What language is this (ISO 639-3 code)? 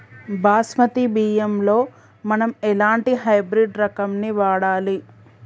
tel